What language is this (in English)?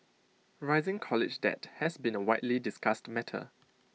English